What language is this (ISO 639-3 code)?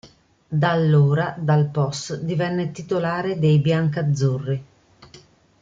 ita